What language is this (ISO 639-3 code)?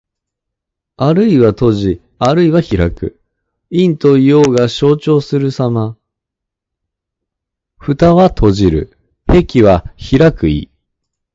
jpn